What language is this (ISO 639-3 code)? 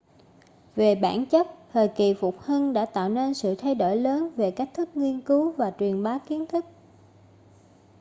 vie